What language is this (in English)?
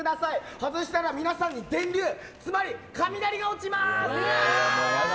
Japanese